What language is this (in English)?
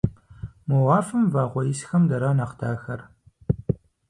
Kabardian